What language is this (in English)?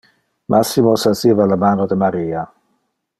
Interlingua